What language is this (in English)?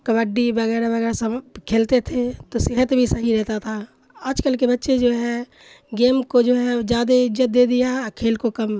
Urdu